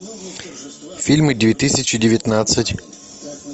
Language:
Russian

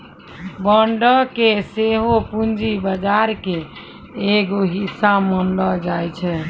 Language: Maithili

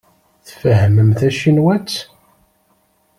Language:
Kabyle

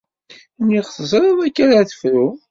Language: Kabyle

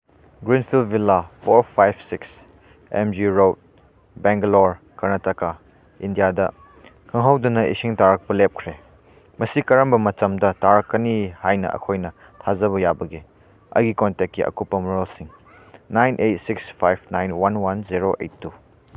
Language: Manipuri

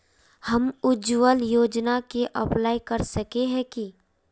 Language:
Magahi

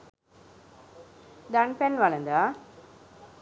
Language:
Sinhala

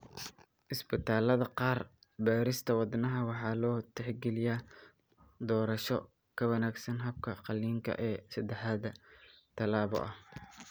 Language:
Somali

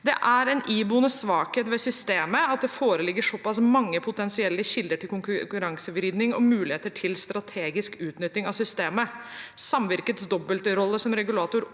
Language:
Norwegian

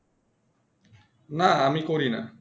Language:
Bangla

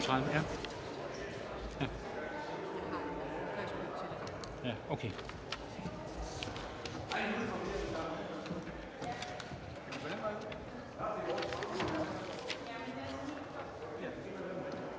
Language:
Danish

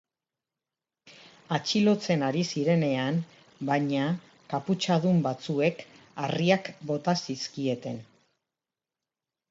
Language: Basque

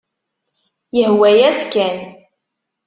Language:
Kabyle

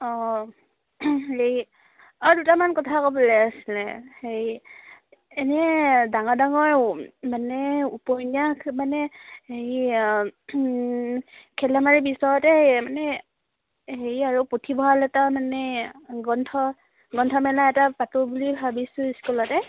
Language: Assamese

